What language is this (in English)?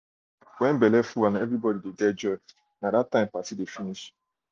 Nigerian Pidgin